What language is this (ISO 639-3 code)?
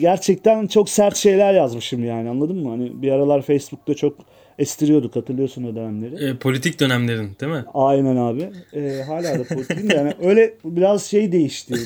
tur